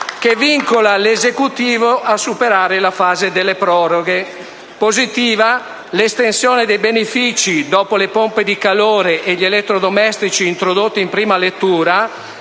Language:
Italian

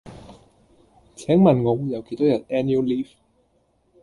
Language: Cantonese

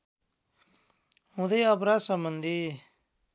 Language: Nepali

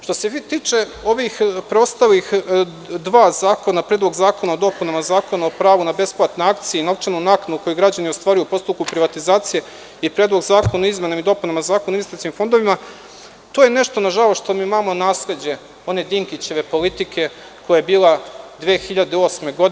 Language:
Serbian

